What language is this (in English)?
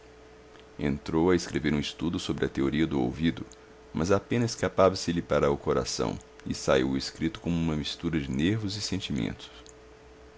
Portuguese